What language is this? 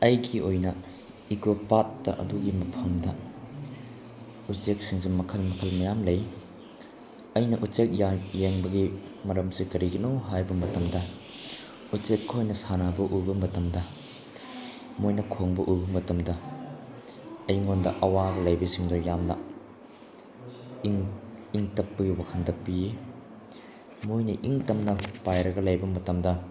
Manipuri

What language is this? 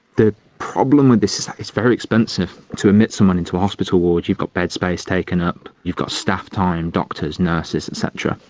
English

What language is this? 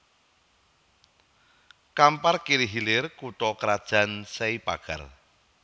Javanese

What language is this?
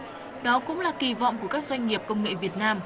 Vietnamese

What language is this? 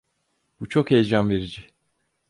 Turkish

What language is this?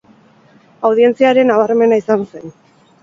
Basque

